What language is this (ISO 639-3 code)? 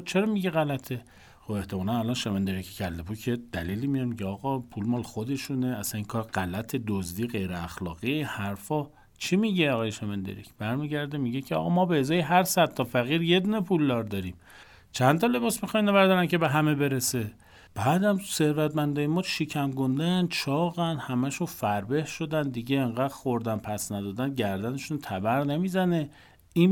fas